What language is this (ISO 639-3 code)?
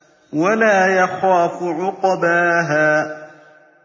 ara